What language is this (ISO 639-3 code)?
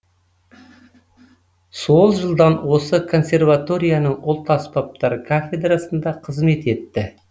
kaz